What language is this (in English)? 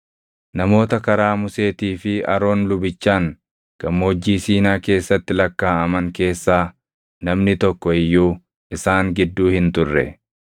Oromo